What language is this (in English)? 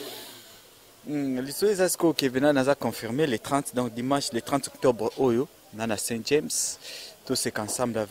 French